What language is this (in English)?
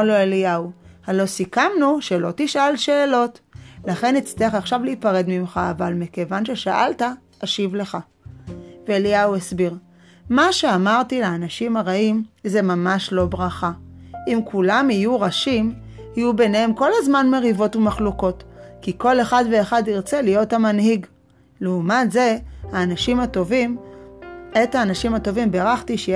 Hebrew